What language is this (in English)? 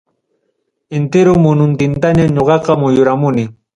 Ayacucho Quechua